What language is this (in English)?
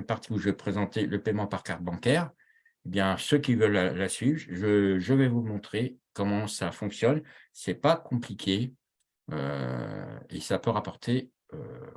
French